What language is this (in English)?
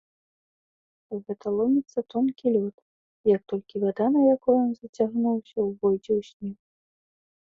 Belarusian